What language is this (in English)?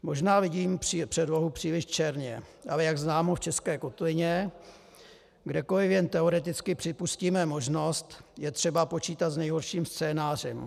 Czech